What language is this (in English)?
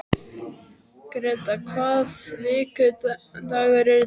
Icelandic